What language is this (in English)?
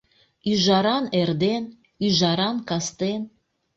Mari